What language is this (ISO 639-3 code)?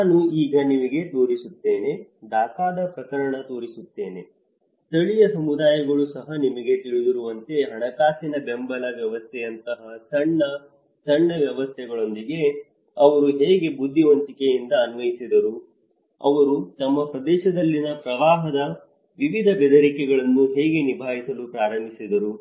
kan